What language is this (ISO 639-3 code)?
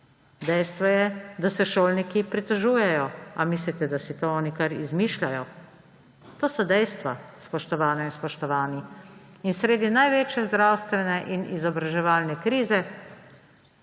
slv